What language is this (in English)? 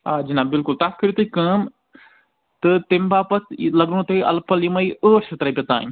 Kashmiri